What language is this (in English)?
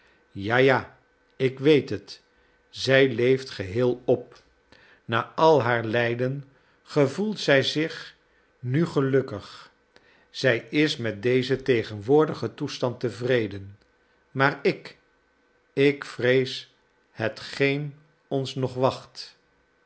Dutch